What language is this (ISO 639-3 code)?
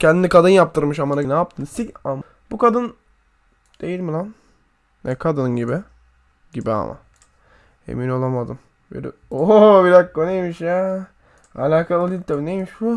tur